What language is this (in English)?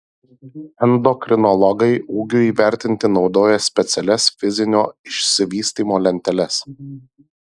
Lithuanian